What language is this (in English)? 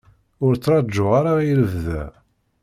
Kabyle